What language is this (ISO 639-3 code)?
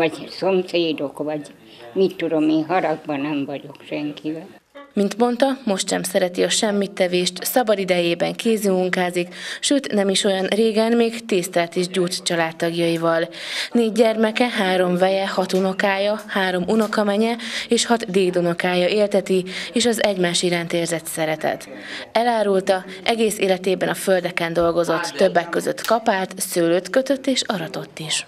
hun